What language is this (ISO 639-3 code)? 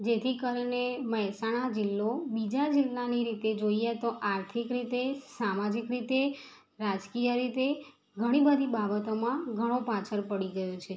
guj